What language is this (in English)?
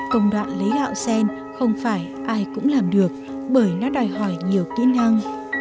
Vietnamese